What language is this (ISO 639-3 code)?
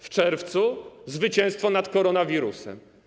pol